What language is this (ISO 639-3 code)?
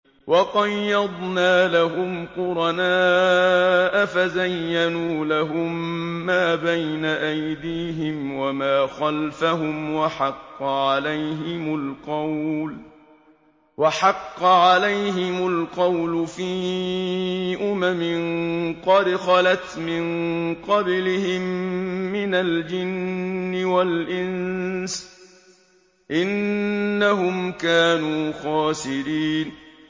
ara